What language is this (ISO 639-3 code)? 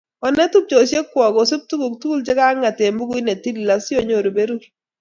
kln